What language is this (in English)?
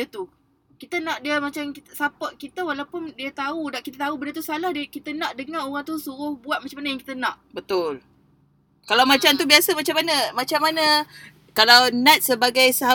Malay